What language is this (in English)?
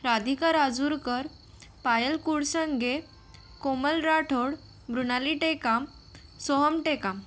Marathi